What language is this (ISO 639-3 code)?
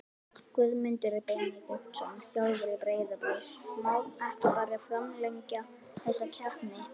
isl